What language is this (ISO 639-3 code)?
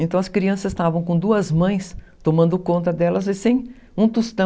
por